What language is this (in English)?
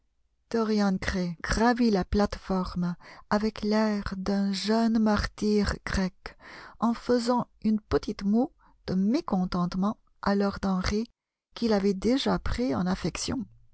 French